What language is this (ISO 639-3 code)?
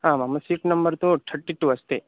san